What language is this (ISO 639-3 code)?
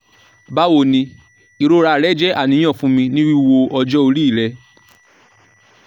yor